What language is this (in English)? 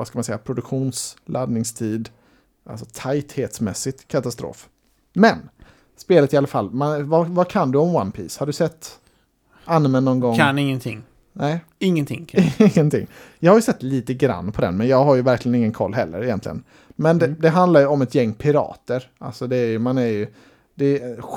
Swedish